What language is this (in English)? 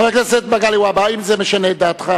Hebrew